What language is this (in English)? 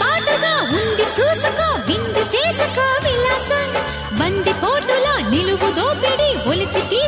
Hindi